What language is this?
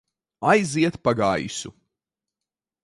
Latvian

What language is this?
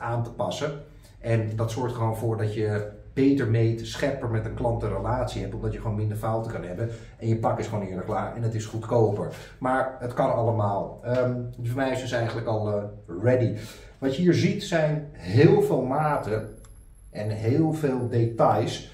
Dutch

